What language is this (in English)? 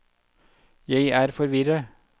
Norwegian